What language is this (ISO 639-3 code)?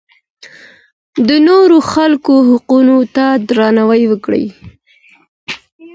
pus